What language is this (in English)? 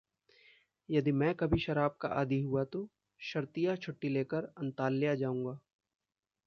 Hindi